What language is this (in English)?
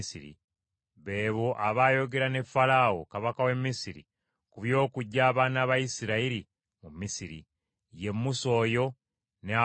Ganda